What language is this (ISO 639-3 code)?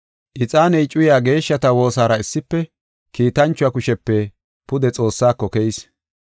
gof